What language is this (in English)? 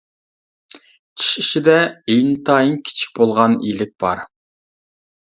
Uyghur